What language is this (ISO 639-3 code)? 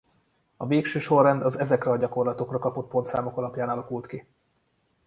hun